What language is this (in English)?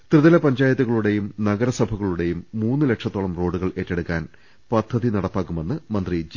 Malayalam